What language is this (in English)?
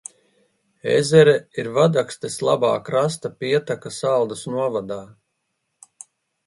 Latvian